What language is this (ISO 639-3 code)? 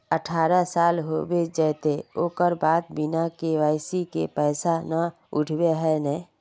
mag